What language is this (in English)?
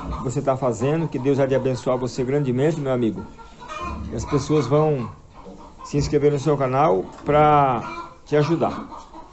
Portuguese